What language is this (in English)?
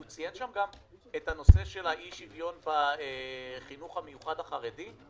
Hebrew